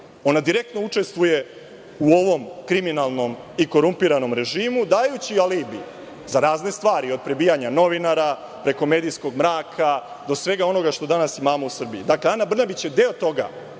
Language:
Serbian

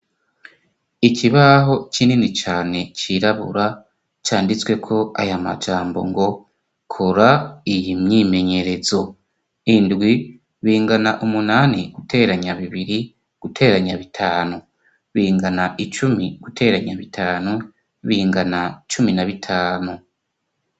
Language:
Rundi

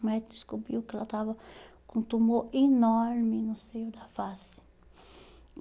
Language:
Portuguese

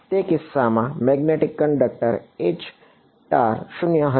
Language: Gujarati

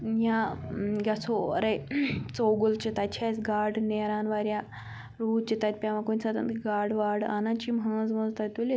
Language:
Kashmiri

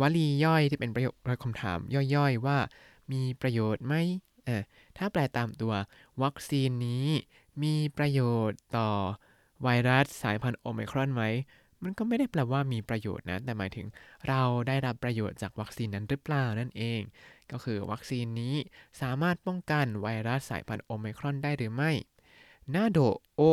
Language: Thai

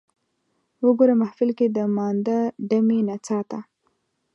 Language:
Pashto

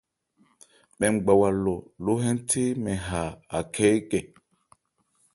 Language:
Ebrié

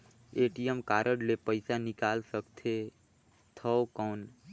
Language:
Chhattisgarhi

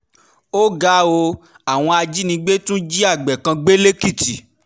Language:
Yoruba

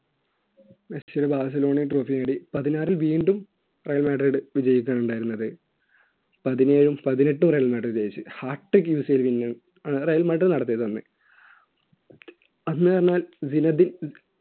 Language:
Malayalam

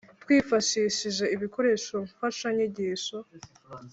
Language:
Kinyarwanda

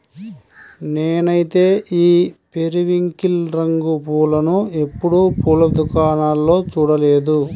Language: Telugu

